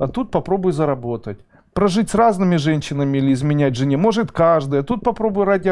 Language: Russian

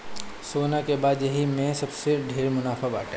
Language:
Bhojpuri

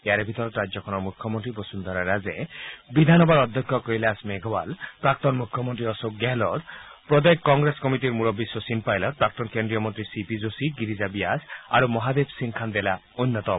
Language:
Assamese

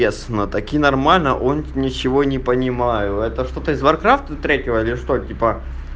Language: Russian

